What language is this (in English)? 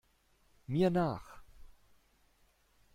German